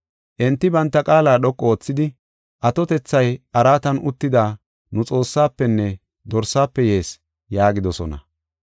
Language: Gofa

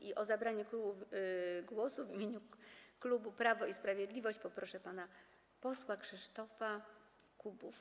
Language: Polish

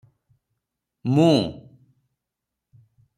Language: Odia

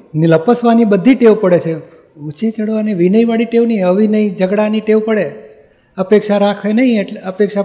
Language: Gujarati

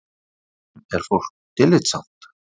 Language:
Icelandic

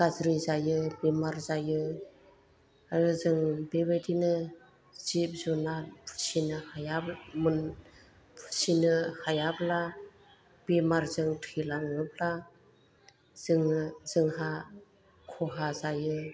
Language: Bodo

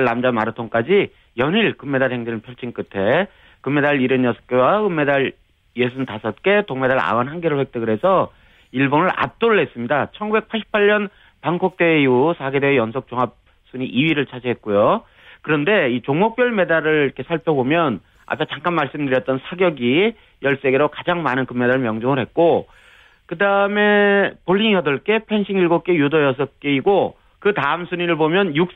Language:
Korean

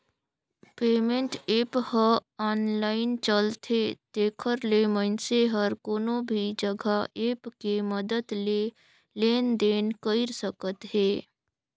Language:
Chhattisgarhi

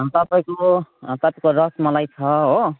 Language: Nepali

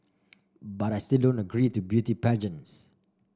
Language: English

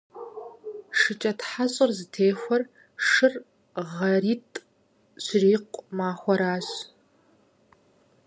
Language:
Kabardian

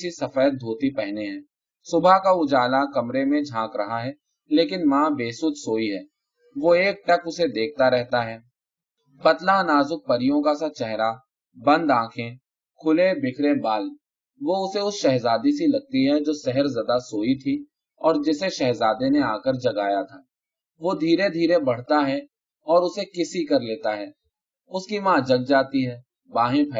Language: Urdu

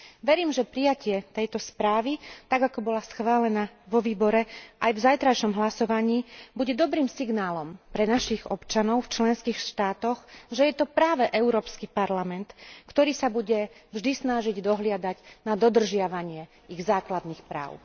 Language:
Slovak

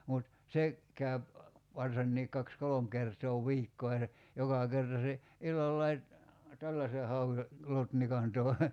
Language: Finnish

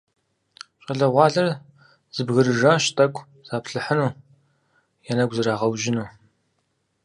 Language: Kabardian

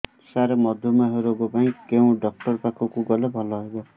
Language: Odia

